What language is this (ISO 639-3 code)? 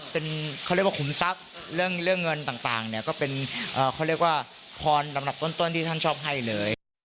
tha